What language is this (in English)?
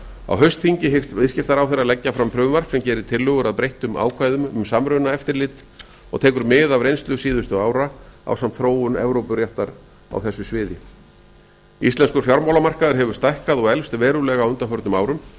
Icelandic